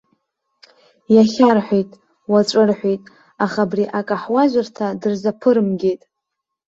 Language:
Abkhazian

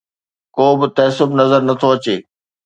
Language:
Sindhi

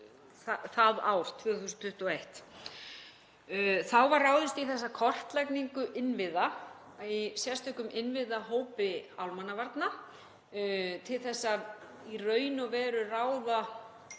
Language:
Icelandic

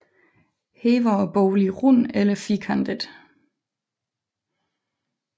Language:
Danish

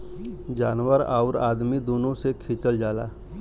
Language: Bhojpuri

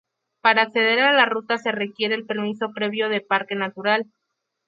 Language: Spanish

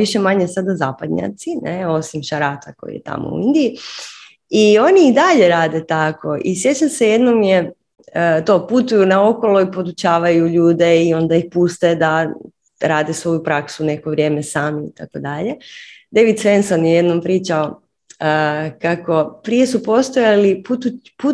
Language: Croatian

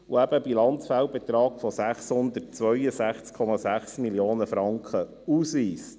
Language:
Swiss German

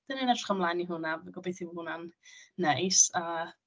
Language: Welsh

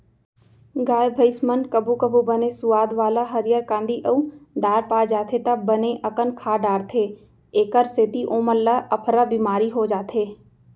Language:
Chhattisgarhi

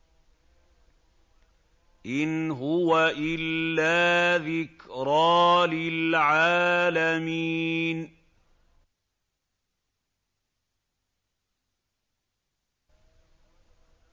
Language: Arabic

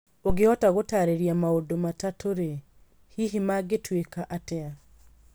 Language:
Kikuyu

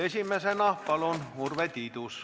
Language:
Estonian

